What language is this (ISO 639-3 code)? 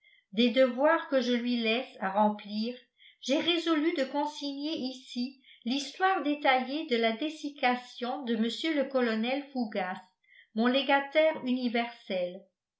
fra